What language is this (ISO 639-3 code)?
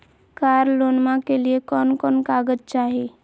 mag